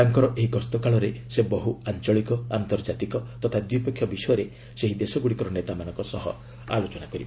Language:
Odia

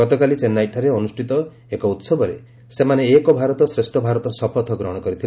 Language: Odia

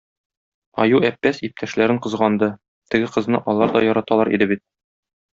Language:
Tatar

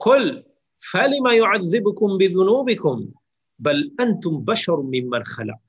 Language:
Malay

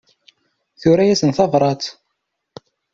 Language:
Kabyle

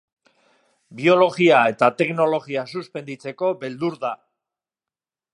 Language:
Basque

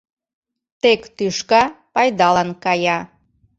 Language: Mari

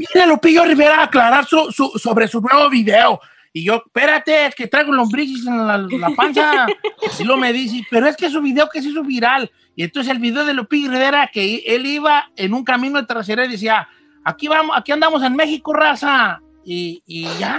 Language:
Spanish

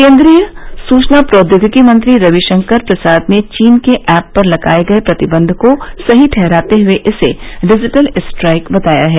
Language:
Hindi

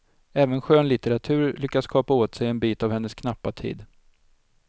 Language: Swedish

